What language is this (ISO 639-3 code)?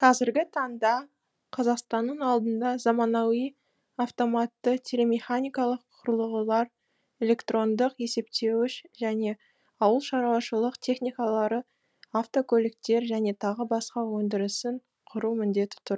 kaz